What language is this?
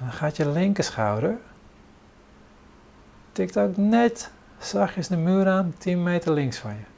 Dutch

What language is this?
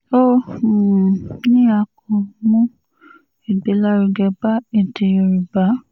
Yoruba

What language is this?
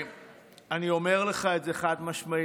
Hebrew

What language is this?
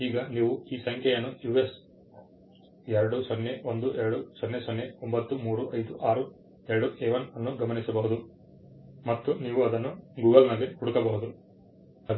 Kannada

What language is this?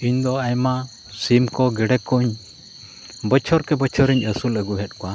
Santali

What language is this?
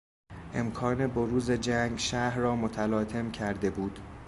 Persian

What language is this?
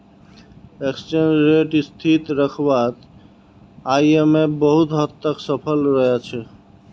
Magahi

